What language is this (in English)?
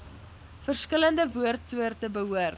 Afrikaans